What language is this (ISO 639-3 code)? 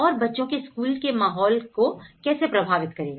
hin